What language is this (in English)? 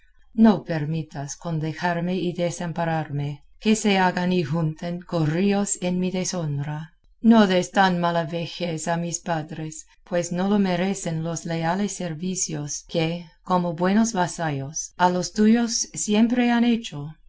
Spanish